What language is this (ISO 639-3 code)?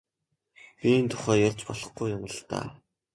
mon